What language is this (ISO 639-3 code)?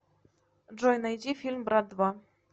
rus